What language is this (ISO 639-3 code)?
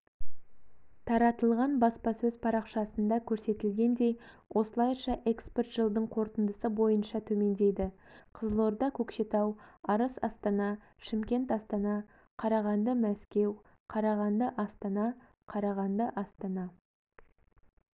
kaz